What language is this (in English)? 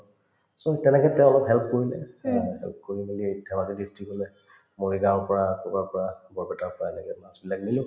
Assamese